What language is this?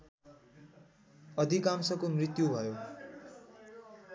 Nepali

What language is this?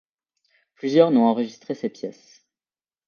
French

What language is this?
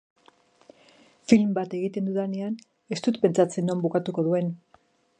Basque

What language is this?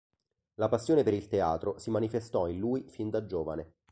Italian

